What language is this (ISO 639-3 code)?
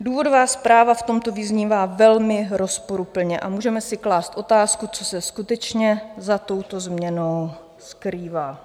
ces